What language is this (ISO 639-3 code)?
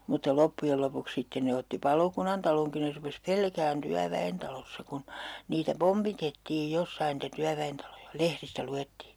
fin